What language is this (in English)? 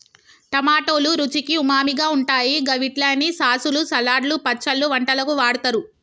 Telugu